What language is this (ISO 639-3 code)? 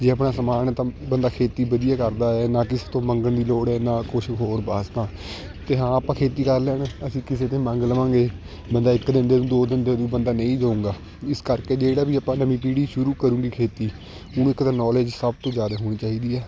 pan